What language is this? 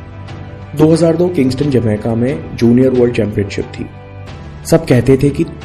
Hindi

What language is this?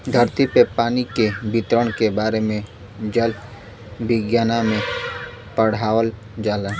Bhojpuri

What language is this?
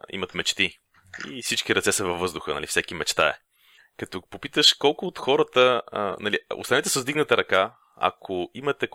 Bulgarian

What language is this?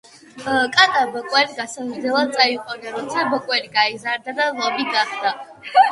Georgian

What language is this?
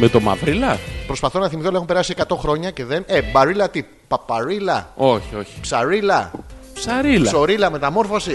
Greek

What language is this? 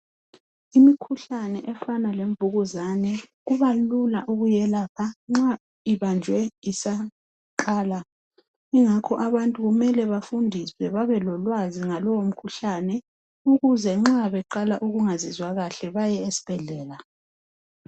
North Ndebele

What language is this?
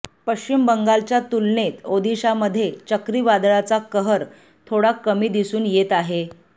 Marathi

